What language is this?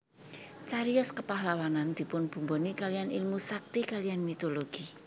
Javanese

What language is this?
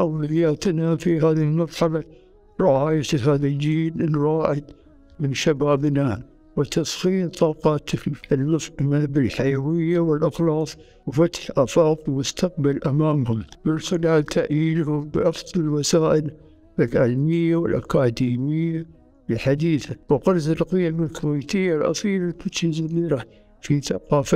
Arabic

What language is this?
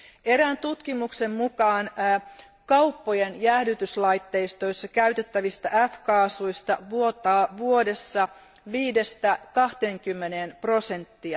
Finnish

